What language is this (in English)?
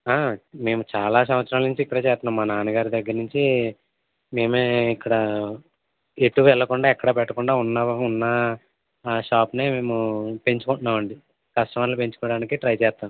Telugu